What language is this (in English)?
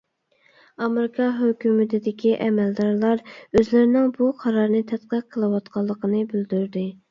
Uyghur